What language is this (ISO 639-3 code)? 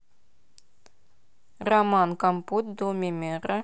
rus